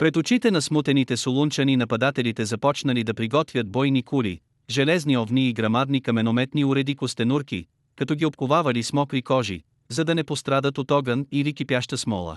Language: Bulgarian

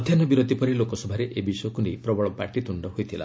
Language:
Odia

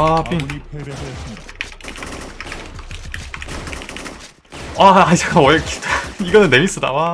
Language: Korean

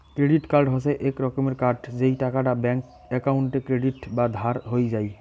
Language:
Bangla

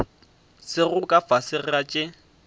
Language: Northern Sotho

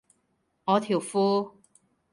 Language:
Cantonese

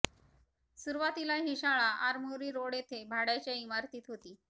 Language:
Marathi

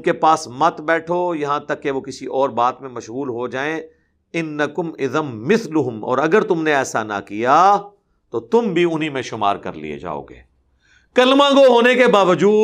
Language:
Urdu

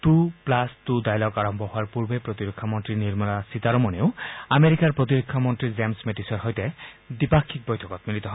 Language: Assamese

